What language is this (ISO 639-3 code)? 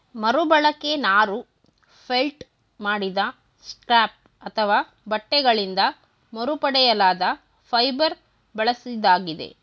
kan